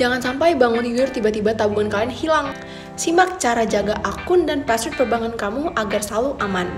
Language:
Indonesian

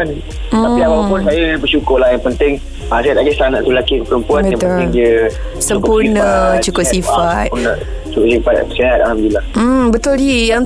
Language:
Malay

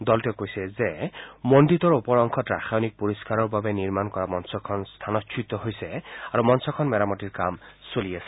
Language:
Assamese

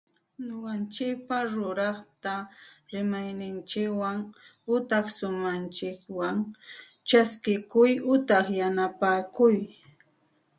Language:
Santa Ana de Tusi Pasco Quechua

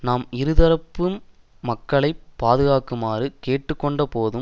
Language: Tamil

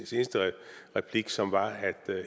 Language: Danish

